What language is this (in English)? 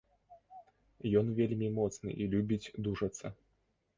Belarusian